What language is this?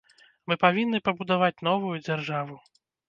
Belarusian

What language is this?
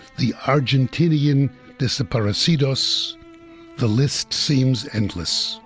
English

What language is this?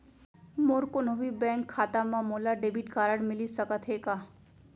Chhattisgarhi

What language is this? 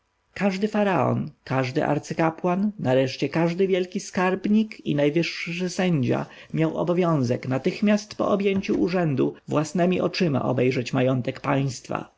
Polish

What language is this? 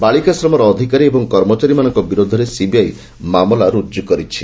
Odia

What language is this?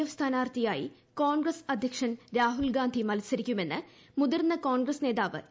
Malayalam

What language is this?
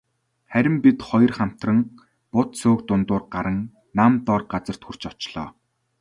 Mongolian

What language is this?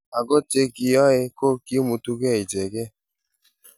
Kalenjin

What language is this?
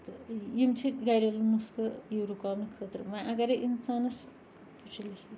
Kashmiri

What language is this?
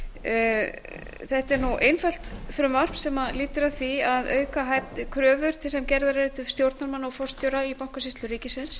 Icelandic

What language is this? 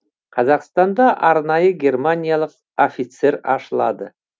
Kazakh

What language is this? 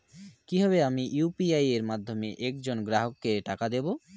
Bangla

